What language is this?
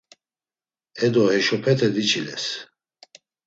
Laz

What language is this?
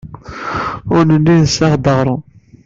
Kabyle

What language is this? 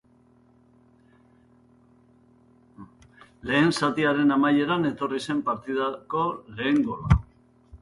Basque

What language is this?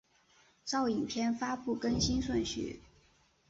Chinese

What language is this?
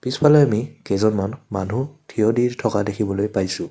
Assamese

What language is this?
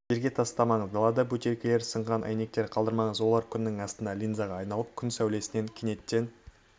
Kazakh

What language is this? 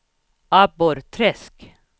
Swedish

